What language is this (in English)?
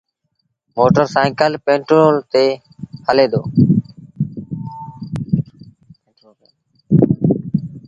Sindhi Bhil